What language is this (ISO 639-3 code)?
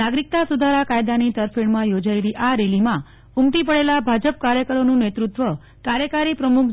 guj